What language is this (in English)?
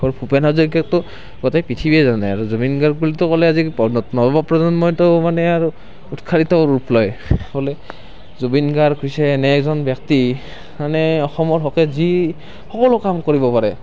Assamese